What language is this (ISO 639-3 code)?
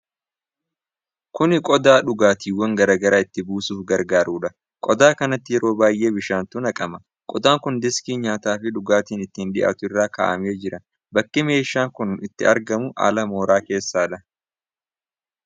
orm